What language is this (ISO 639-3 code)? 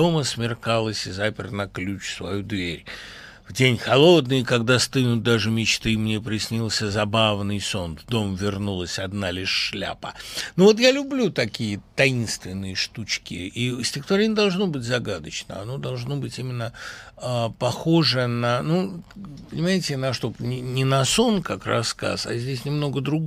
rus